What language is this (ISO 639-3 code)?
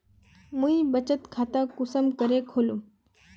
mag